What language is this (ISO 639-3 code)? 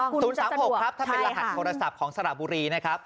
tha